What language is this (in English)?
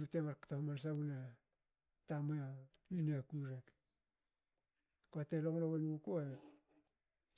Hakö